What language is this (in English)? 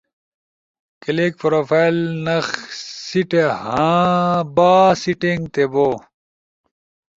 Ushojo